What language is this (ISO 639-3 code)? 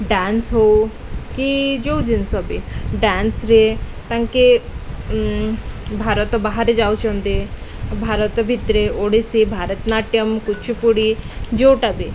ori